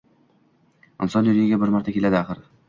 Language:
Uzbek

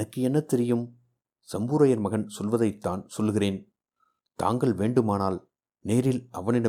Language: Tamil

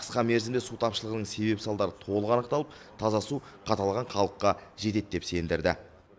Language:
Kazakh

